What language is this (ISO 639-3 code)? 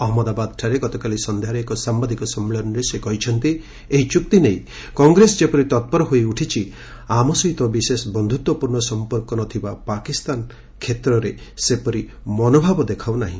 ori